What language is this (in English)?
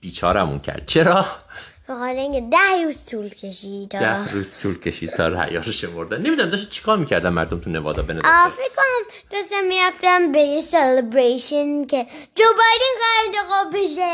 Persian